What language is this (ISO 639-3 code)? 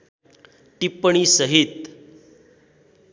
nep